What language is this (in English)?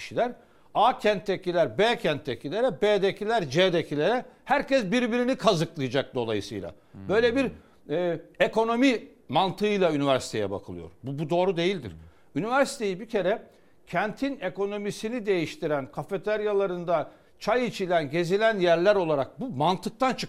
Turkish